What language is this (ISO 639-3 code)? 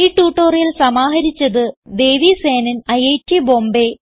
mal